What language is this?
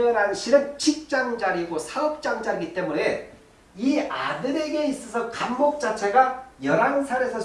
Korean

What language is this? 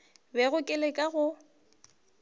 Northern Sotho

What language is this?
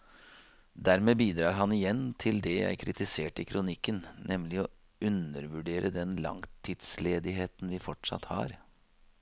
Norwegian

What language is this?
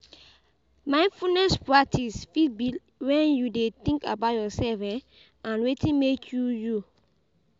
Nigerian Pidgin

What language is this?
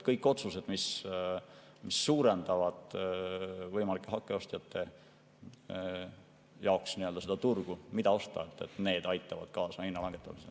Estonian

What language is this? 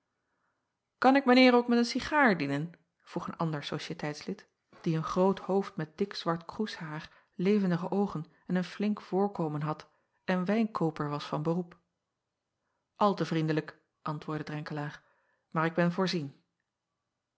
Dutch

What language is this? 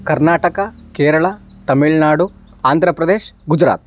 Sanskrit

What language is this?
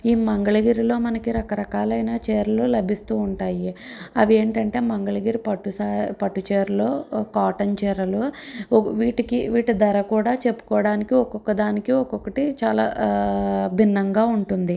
Telugu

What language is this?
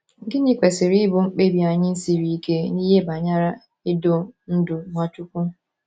Igbo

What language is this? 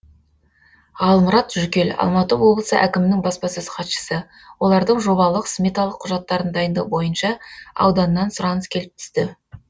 Kazakh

